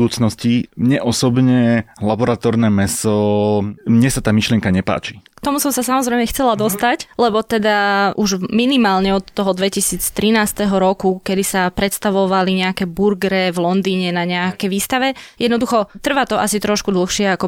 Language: Slovak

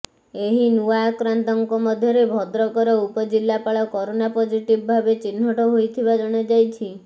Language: Odia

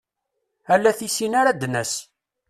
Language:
Kabyle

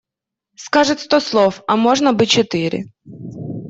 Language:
Russian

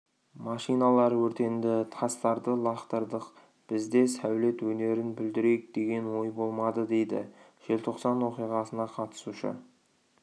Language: Kazakh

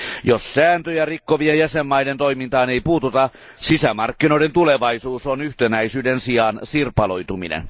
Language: Finnish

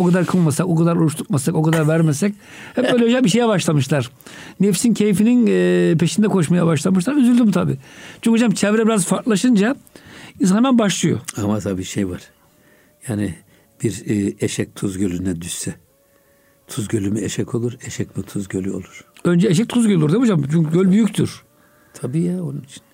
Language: Turkish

